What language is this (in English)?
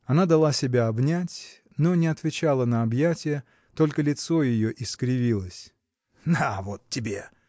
Russian